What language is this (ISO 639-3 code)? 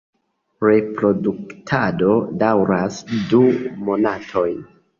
epo